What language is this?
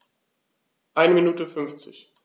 German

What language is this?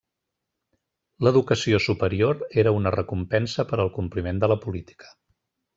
Catalan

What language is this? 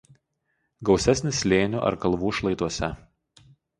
Lithuanian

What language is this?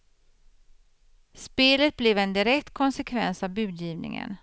Swedish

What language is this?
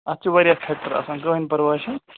Kashmiri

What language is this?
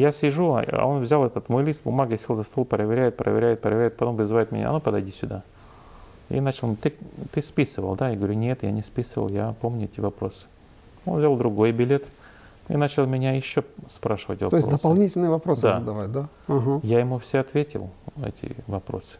Russian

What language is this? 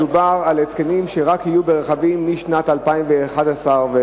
Hebrew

